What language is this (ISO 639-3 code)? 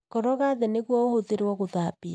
kik